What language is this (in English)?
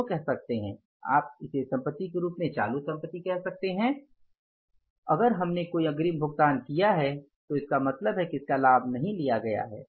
Hindi